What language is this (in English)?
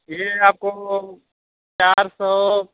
Urdu